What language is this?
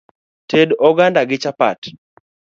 Luo (Kenya and Tanzania)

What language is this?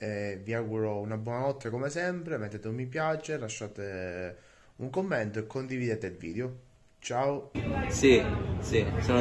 Italian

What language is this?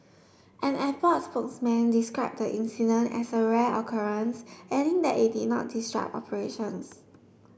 English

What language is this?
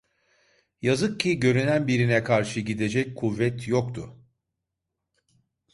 Turkish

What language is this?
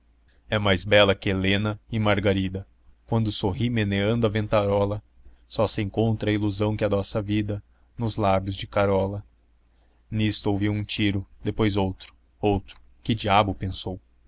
Portuguese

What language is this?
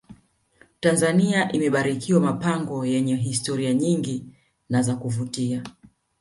Swahili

